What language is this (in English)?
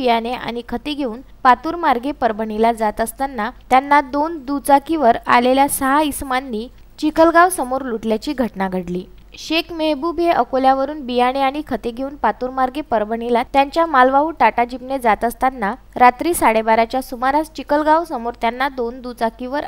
Marathi